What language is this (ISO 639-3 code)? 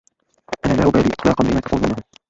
ara